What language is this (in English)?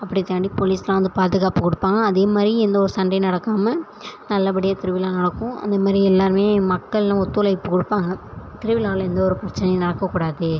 Tamil